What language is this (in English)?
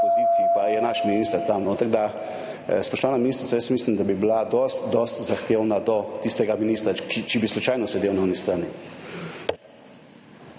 Slovenian